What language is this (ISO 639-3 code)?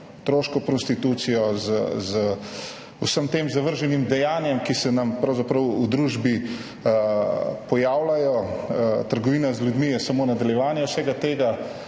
slv